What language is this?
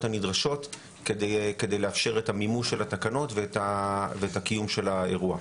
Hebrew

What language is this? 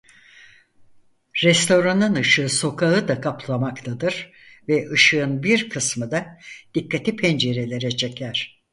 Turkish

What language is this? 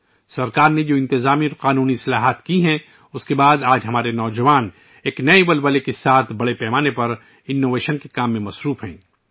Urdu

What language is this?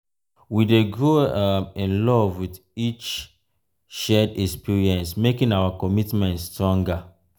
Nigerian Pidgin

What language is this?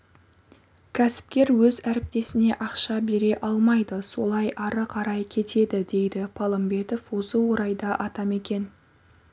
Kazakh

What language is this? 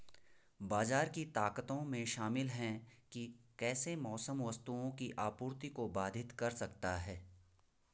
Hindi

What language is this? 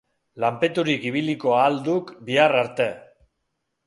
Basque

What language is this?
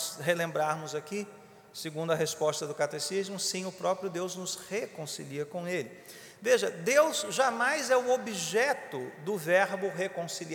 Portuguese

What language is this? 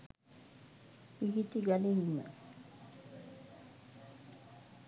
Sinhala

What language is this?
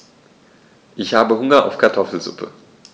German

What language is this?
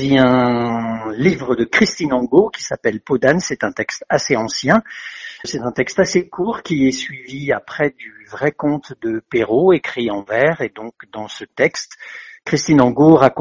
French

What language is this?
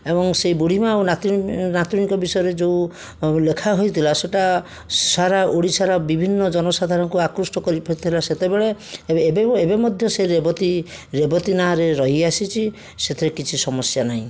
Odia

